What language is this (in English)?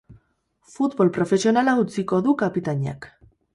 Basque